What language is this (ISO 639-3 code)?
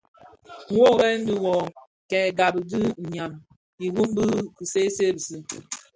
ksf